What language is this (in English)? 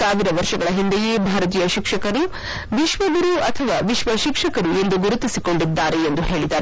Kannada